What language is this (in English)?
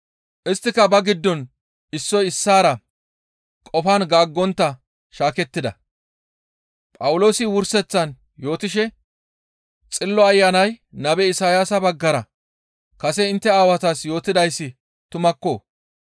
Gamo